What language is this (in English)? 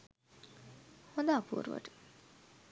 Sinhala